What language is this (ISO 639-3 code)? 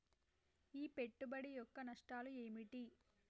tel